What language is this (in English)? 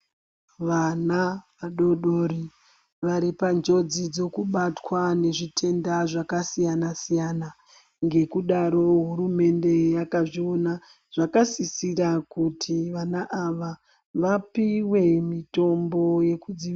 Ndau